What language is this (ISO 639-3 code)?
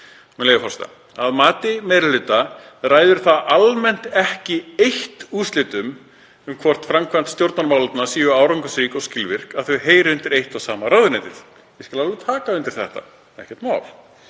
isl